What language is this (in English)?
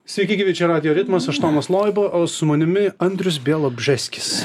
Lithuanian